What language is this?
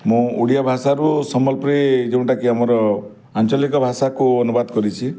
Odia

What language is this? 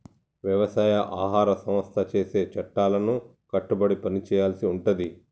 Telugu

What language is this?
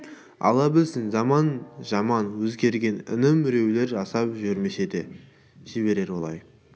Kazakh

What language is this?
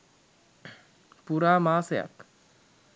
Sinhala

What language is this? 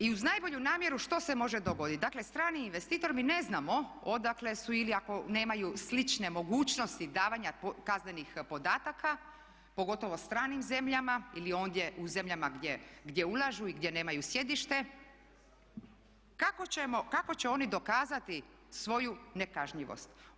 Croatian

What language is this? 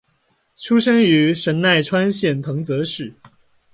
Chinese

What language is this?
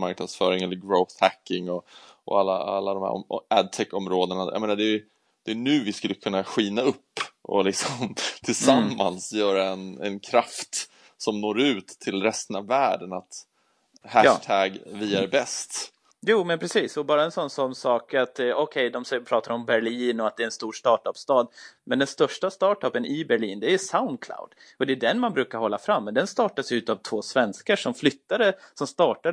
Swedish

